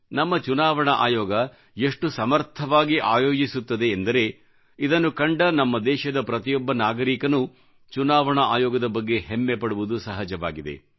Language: Kannada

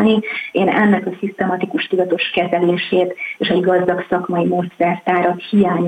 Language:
Hungarian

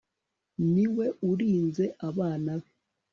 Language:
Kinyarwanda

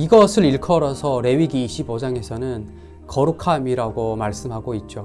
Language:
Korean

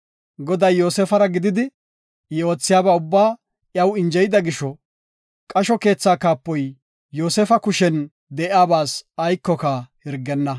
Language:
Gofa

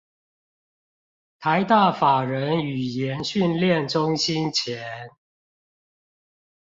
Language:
Chinese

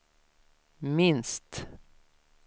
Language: Swedish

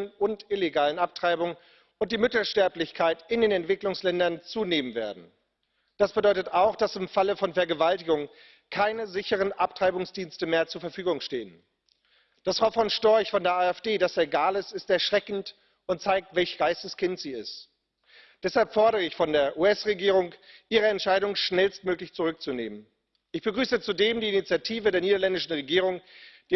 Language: German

